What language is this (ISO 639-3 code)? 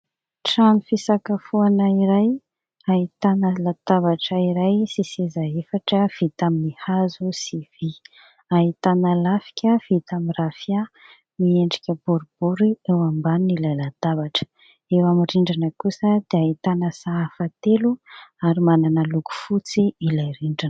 mlg